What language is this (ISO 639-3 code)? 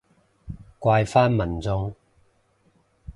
yue